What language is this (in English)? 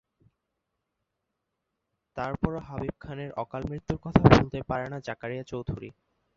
Bangla